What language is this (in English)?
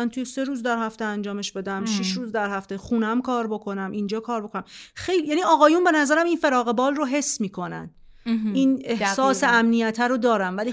Persian